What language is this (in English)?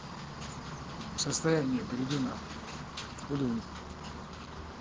Russian